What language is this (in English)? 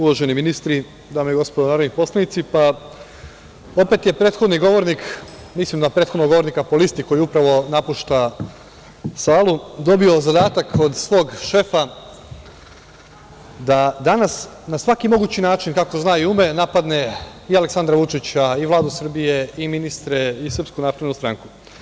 Serbian